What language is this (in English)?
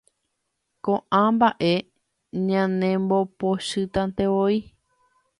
Guarani